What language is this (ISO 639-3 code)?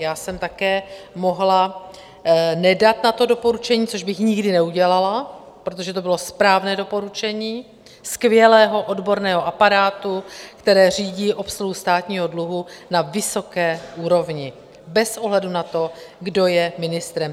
ces